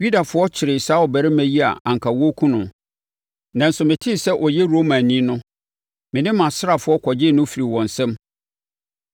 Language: Akan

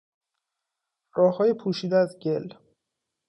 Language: Persian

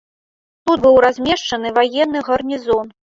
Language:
Belarusian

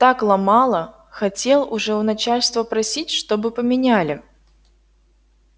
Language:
Russian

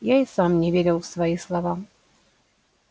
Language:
Russian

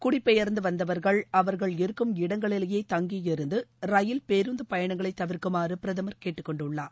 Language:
Tamil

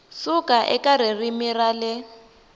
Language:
Tsonga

